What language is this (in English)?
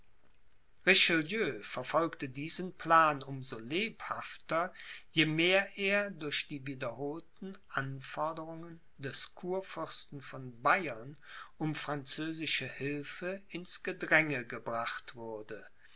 German